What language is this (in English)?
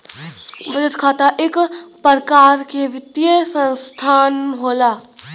Bhojpuri